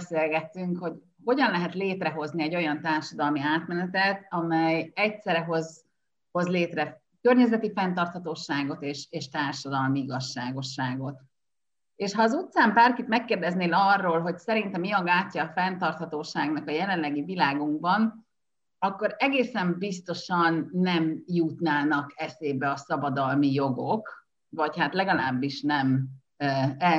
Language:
Hungarian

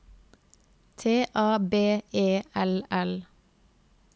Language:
Norwegian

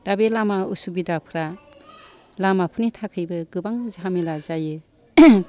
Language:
Bodo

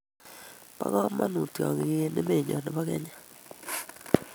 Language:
Kalenjin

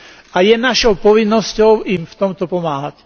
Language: Slovak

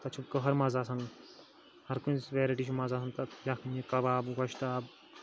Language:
Kashmiri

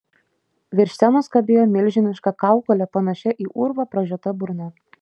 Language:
Lithuanian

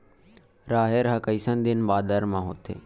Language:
Chhattisgarhi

